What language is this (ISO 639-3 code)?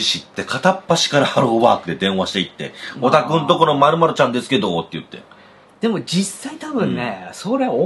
jpn